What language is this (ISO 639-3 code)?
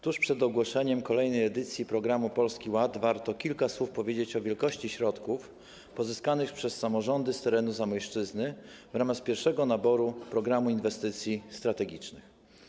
pol